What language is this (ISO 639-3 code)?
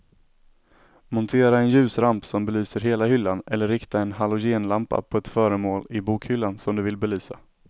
swe